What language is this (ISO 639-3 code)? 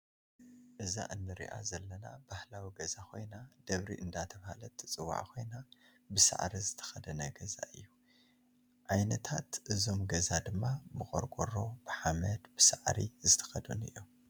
tir